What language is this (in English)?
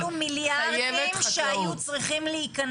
Hebrew